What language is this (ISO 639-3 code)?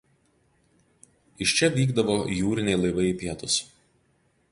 lit